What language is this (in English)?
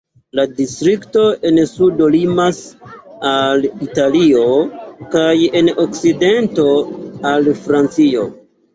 Esperanto